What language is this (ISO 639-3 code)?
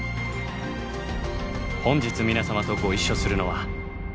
jpn